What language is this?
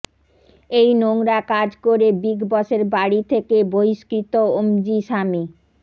Bangla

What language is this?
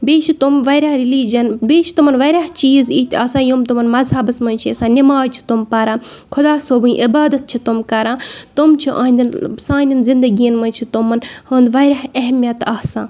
Kashmiri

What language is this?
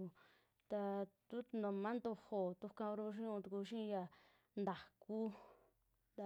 Western Juxtlahuaca Mixtec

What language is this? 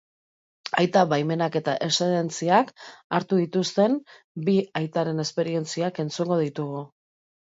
Basque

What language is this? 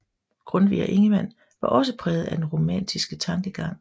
Danish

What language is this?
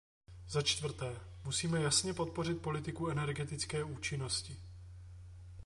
Czech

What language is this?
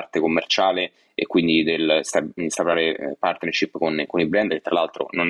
Italian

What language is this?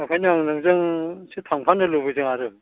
Bodo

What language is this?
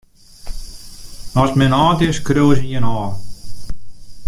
Western Frisian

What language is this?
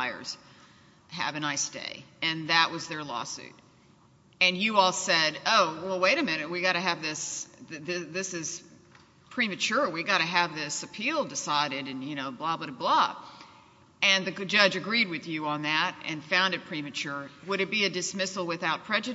English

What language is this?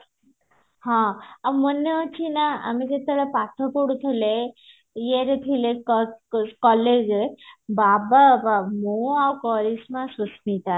Odia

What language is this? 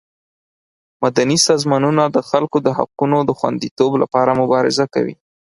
Pashto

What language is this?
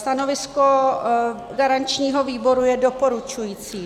Czech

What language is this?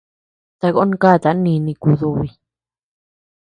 Tepeuxila Cuicatec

